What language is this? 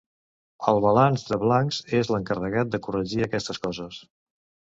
Catalan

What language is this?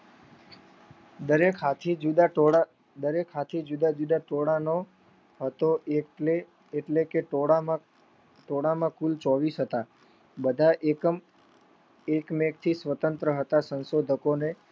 Gujarati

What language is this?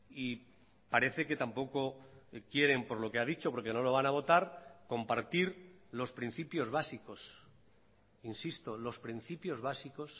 Spanish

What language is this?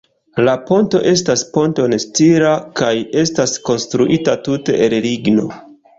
Esperanto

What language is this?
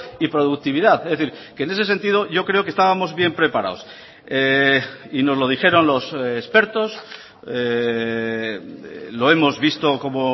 Spanish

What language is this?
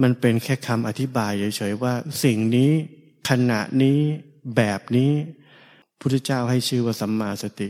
Thai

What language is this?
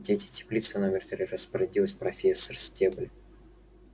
Russian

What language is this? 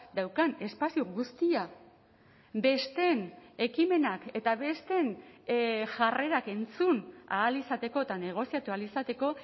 Basque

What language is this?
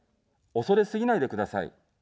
Japanese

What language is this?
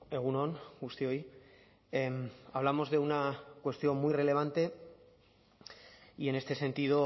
Spanish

